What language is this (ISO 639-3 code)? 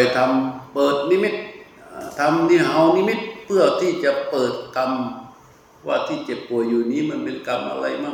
tha